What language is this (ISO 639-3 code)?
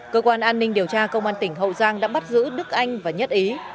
vie